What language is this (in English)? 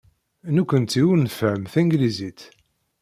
Kabyle